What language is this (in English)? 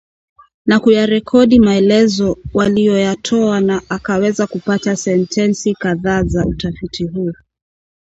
Swahili